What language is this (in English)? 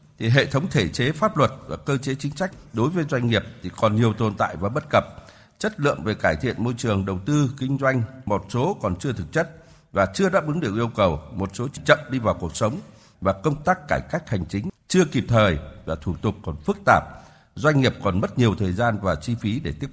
Vietnamese